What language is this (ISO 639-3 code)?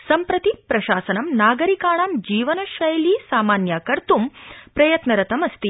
san